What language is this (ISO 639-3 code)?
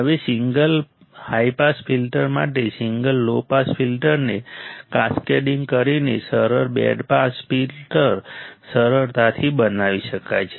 guj